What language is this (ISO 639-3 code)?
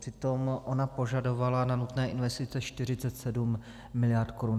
ces